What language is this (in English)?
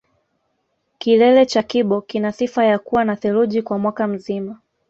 Swahili